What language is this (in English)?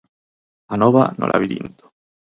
Galician